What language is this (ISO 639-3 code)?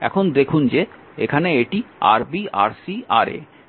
ben